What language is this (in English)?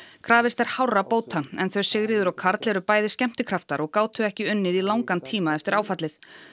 Icelandic